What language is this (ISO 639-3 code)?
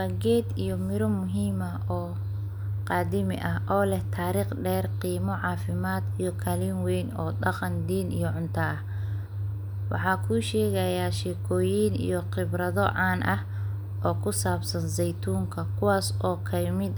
som